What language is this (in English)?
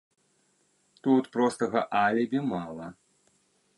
Belarusian